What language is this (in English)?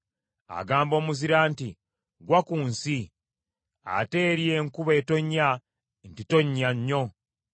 Ganda